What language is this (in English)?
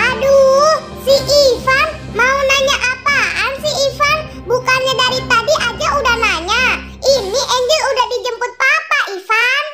Indonesian